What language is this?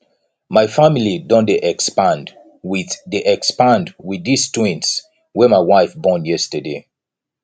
Nigerian Pidgin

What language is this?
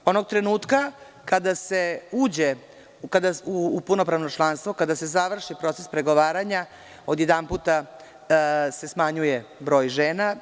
Serbian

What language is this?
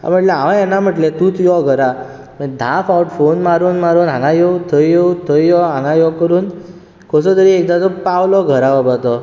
Konkani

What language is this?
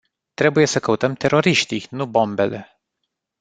Romanian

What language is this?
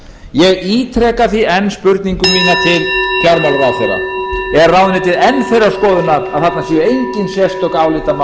Icelandic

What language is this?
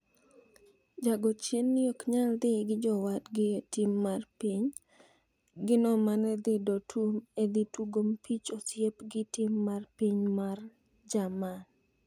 Luo (Kenya and Tanzania)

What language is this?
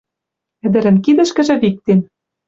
Western Mari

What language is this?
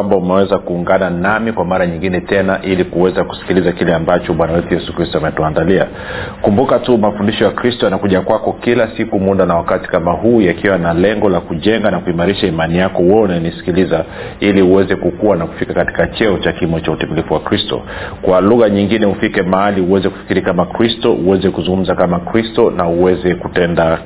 Swahili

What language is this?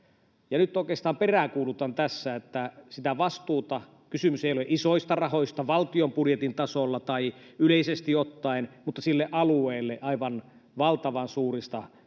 Finnish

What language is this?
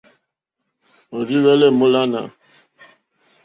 Mokpwe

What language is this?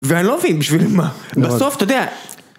Hebrew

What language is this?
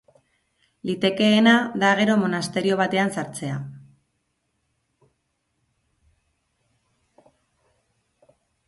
Basque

